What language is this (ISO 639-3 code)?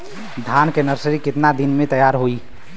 bho